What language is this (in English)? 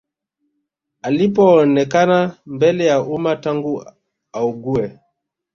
Swahili